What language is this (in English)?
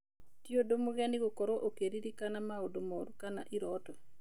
Kikuyu